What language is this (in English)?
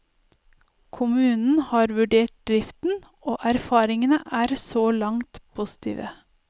Norwegian